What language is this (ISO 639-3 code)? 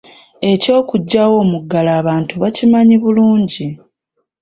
lug